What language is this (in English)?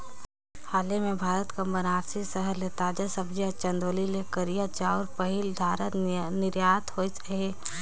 Chhattisgarhi